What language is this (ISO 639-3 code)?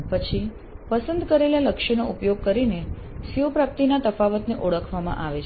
guj